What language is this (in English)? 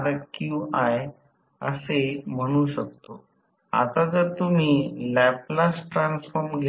Marathi